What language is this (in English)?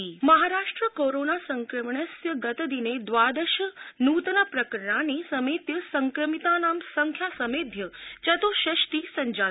Sanskrit